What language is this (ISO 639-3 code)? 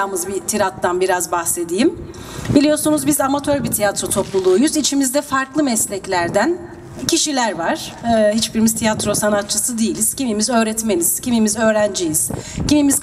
tur